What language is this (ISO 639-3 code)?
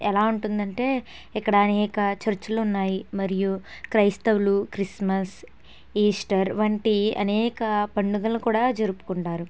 tel